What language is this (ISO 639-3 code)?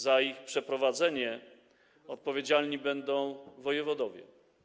pol